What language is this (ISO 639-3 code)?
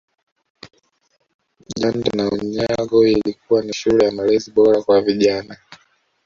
swa